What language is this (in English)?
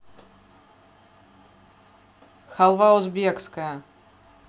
Russian